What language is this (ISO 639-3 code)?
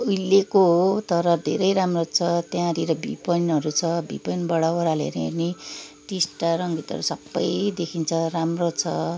nep